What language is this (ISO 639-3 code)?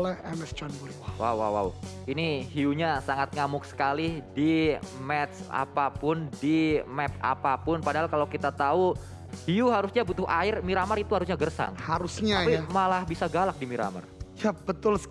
ind